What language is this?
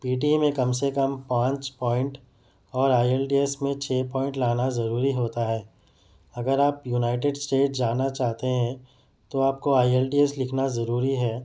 Urdu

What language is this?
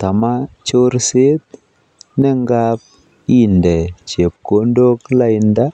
Kalenjin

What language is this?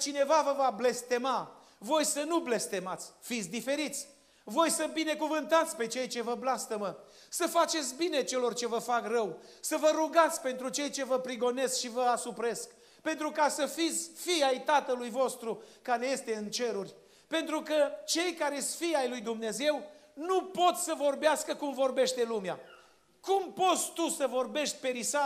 Romanian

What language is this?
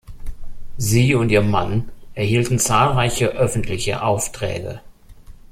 German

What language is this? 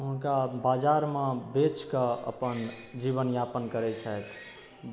Maithili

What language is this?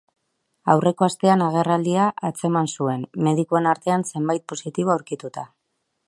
Basque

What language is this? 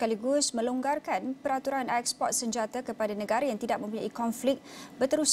Malay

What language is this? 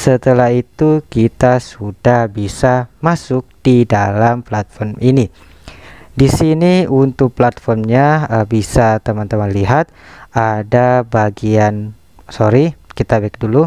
Indonesian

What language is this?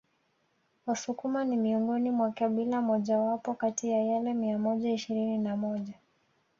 Swahili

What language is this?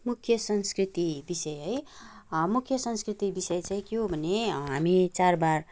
Nepali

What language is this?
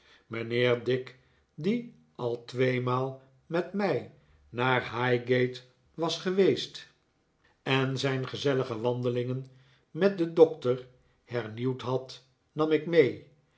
Dutch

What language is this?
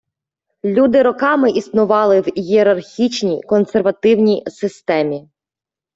Ukrainian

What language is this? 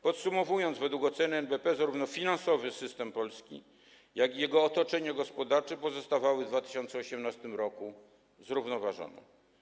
Polish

